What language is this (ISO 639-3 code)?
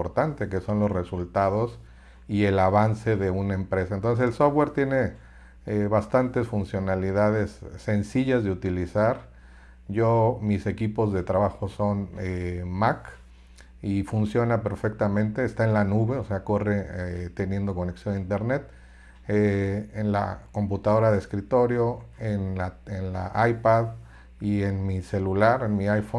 spa